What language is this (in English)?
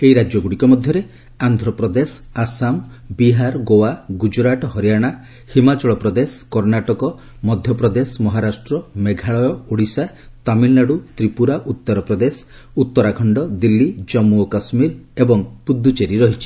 Odia